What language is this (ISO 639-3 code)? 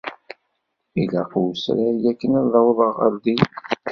kab